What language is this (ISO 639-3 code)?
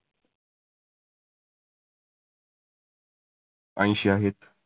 mar